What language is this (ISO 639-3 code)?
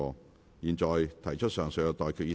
yue